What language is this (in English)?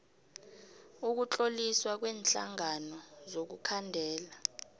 South Ndebele